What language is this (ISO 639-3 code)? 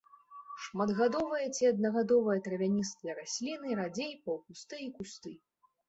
bel